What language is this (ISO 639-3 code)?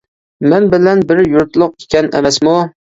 uig